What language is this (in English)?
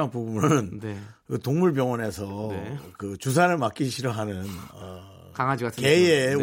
Korean